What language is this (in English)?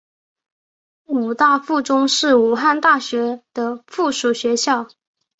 Chinese